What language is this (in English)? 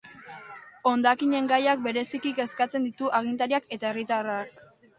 Basque